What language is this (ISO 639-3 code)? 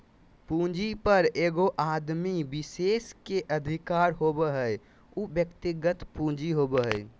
mag